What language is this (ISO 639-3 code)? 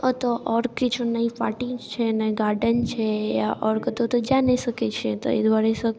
mai